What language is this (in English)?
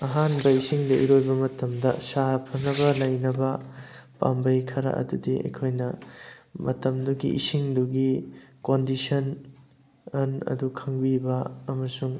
Manipuri